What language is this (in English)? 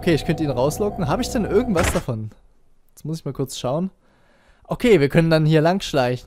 German